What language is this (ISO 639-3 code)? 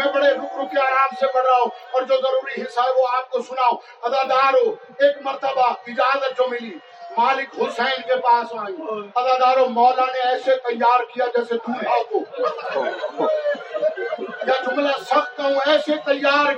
urd